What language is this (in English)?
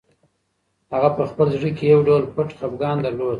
Pashto